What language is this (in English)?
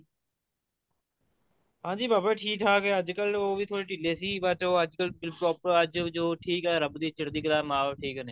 Punjabi